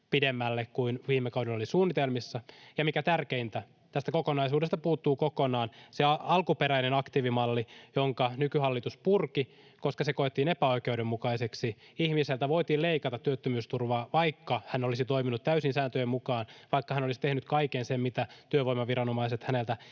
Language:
Finnish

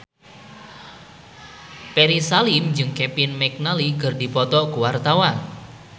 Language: Sundanese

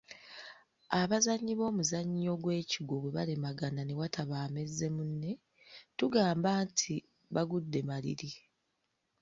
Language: Ganda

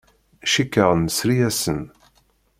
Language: Kabyle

